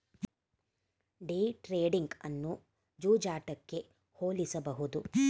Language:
Kannada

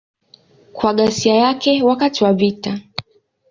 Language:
Swahili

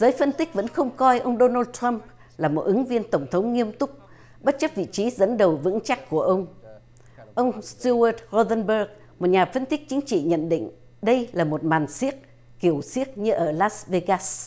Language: Vietnamese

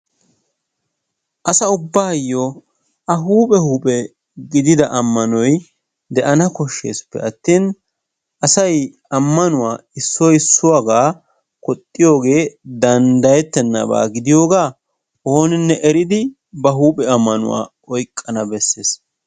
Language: Wolaytta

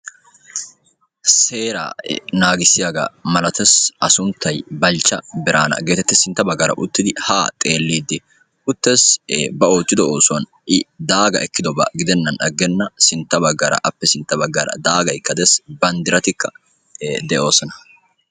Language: Wolaytta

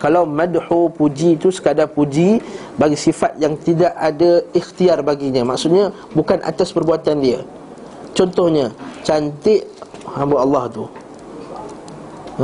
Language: Malay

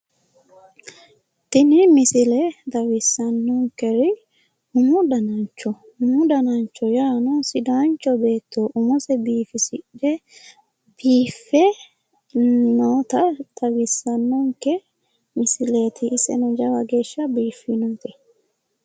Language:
Sidamo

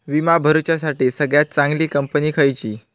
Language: Marathi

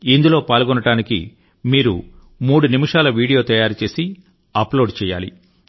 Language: Telugu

